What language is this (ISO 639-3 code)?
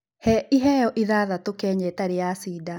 kik